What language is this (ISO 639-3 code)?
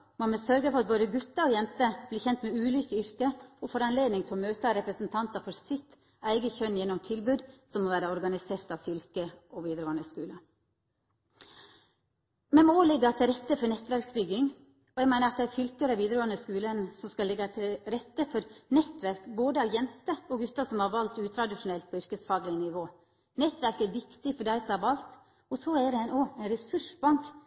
nno